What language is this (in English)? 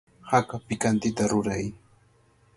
Cajatambo North Lima Quechua